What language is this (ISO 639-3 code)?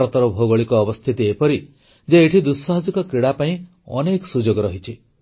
ori